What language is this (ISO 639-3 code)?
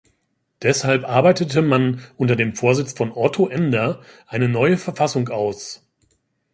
deu